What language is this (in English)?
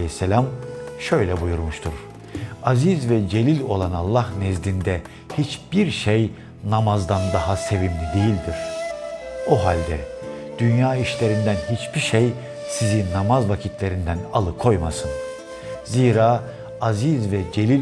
Turkish